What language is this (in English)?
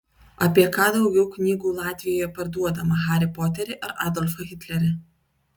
Lithuanian